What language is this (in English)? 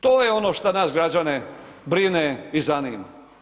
Croatian